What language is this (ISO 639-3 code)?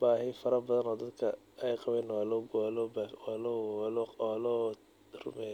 som